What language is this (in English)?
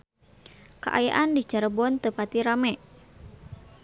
Sundanese